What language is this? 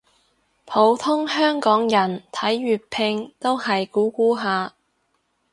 Cantonese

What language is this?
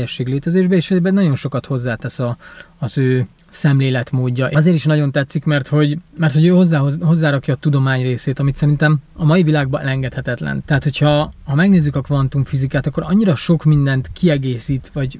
Hungarian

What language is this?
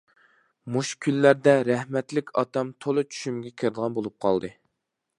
Uyghur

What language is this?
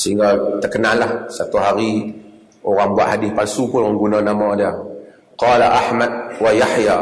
Malay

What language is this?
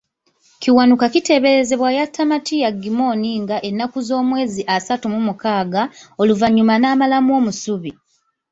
Ganda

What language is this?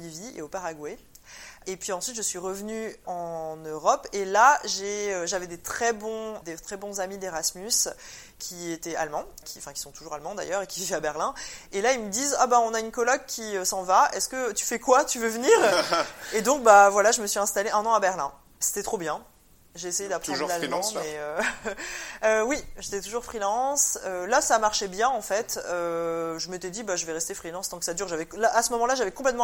French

